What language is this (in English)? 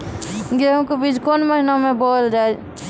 Maithili